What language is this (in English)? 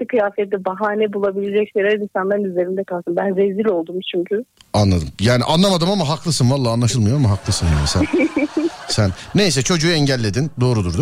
Turkish